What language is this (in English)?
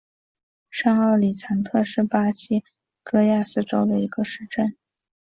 Chinese